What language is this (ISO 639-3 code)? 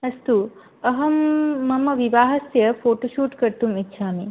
san